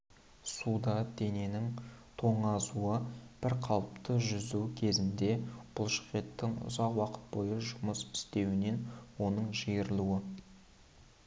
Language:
Kazakh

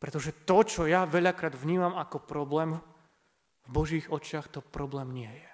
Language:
Slovak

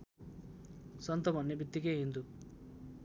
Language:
Nepali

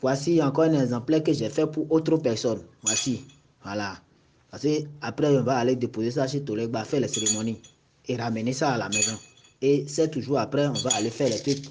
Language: French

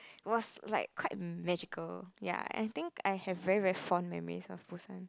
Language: English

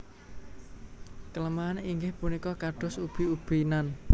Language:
Javanese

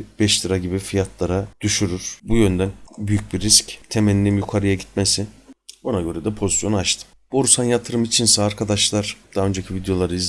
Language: Turkish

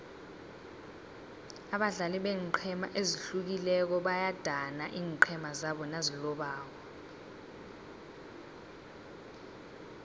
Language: South Ndebele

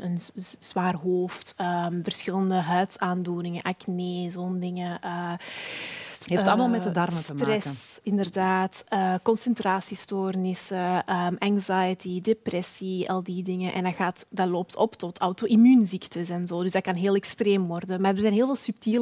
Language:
Dutch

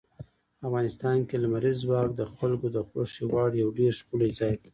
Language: Pashto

